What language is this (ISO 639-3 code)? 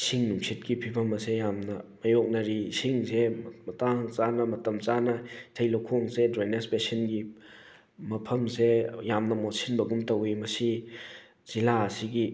mni